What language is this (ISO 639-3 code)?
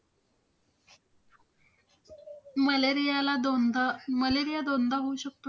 mar